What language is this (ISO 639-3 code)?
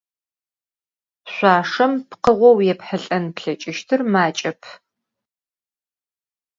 ady